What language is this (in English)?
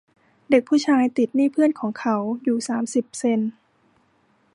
Thai